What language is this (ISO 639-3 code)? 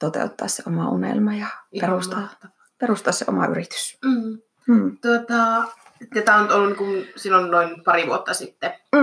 fin